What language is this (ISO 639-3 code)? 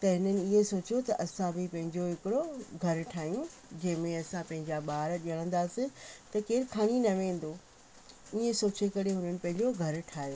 snd